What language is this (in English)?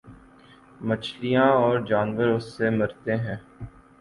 Urdu